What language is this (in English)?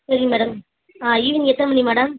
Tamil